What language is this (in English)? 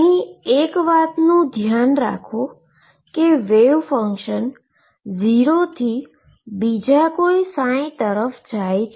Gujarati